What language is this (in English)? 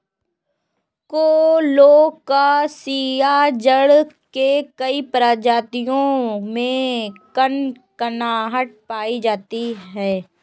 Hindi